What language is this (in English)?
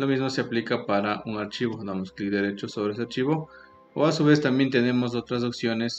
Spanish